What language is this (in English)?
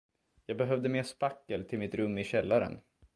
Swedish